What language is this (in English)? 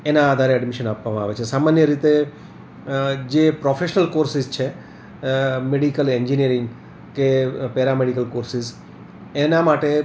Gujarati